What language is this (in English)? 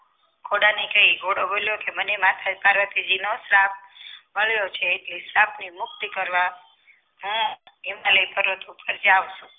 Gujarati